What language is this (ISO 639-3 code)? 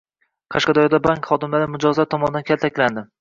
uzb